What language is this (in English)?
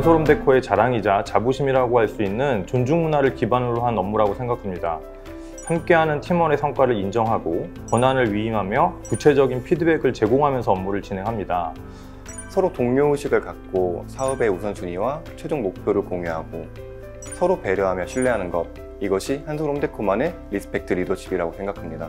Korean